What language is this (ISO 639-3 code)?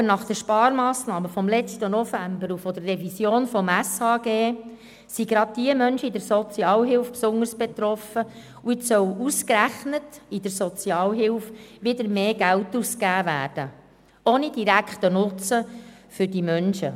gsw